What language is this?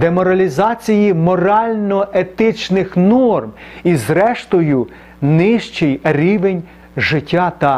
Ukrainian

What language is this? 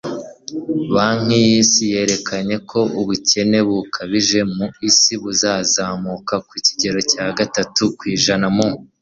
Kinyarwanda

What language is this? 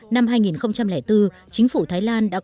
Vietnamese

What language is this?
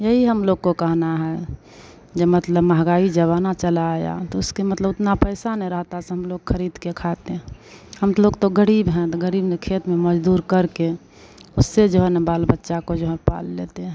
Hindi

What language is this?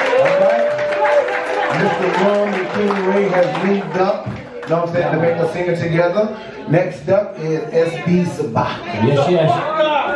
English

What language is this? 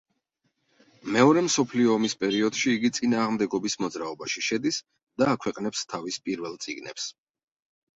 Georgian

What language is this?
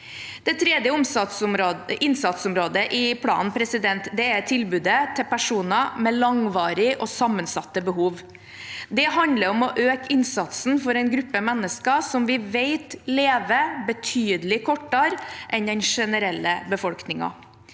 Norwegian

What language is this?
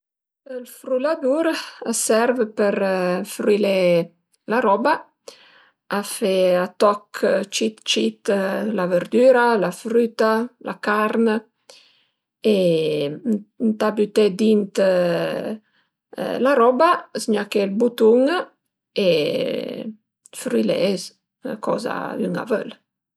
Piedmontese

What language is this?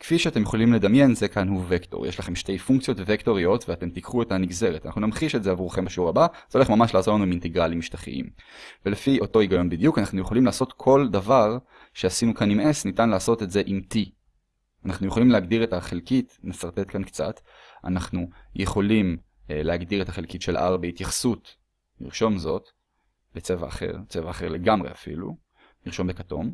Hebrew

